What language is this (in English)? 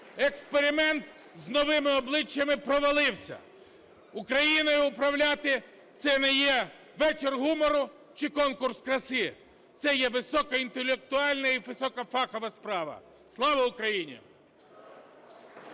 Ukrainian